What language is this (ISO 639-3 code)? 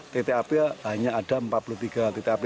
ind